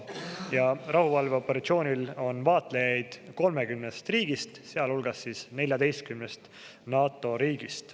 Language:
Estonian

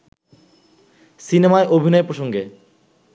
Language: Bangla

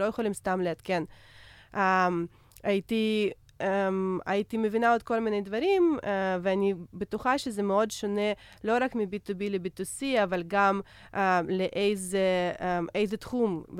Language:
Hebrew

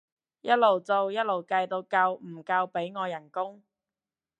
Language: Cantonese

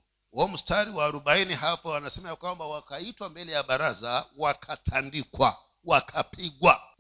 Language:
Swahili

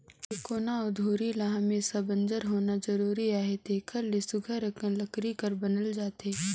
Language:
Chhattisgarhi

